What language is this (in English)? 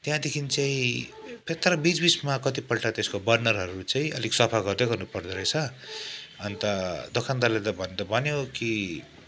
Nepali